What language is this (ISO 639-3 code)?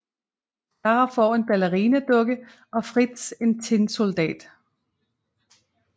dan